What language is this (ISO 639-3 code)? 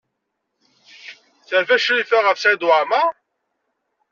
kab